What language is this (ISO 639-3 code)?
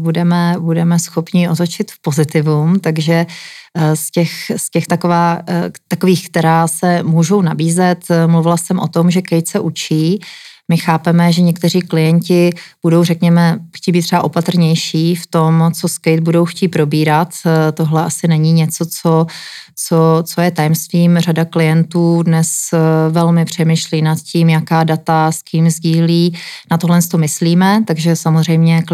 ces